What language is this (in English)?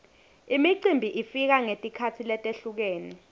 Swati